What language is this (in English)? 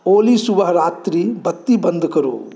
Maithili